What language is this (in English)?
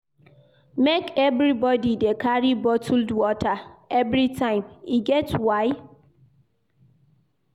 Nigerian Pidgin